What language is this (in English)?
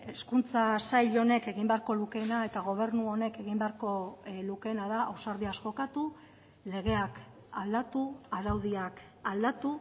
Basque